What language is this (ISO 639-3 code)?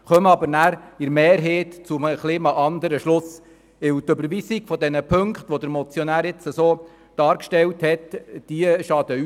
gsw